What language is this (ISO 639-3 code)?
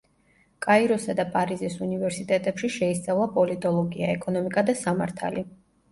kat